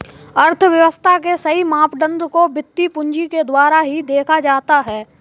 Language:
Hindi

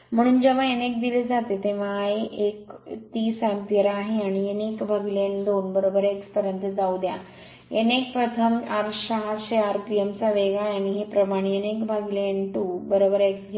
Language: Marathi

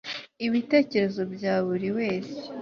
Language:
Kinyarwanda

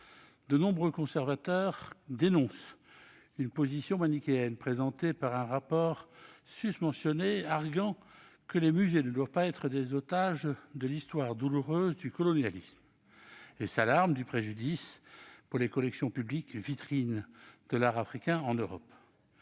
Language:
French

